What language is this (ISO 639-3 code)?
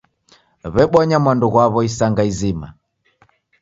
dav